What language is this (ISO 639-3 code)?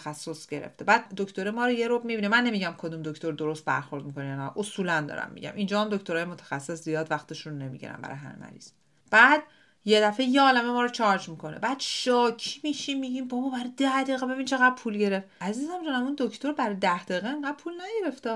fas